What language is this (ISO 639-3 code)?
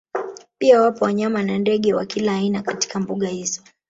swa